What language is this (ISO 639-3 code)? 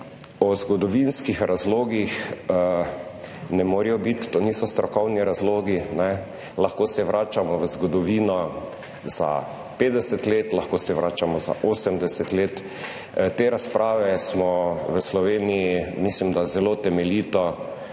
slv